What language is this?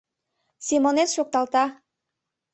Mari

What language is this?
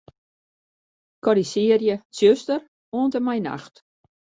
Western Frisian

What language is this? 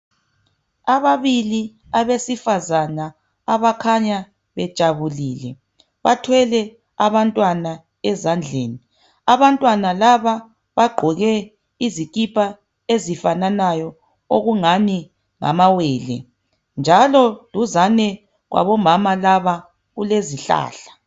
North Ndebele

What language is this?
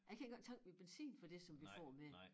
Danish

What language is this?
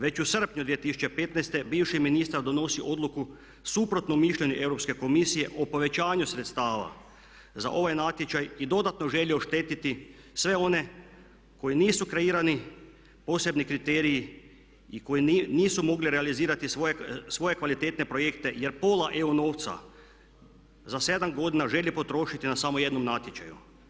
Croatian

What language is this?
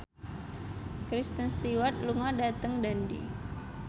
Javanese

